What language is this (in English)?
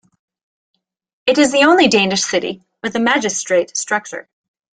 English